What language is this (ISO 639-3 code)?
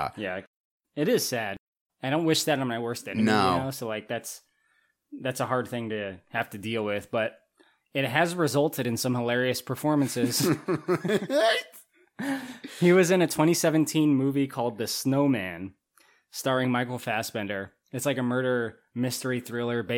eng